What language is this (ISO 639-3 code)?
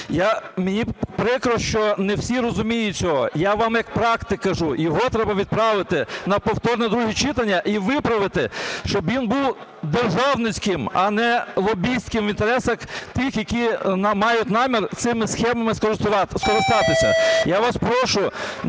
ukr